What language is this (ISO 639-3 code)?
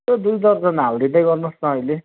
nep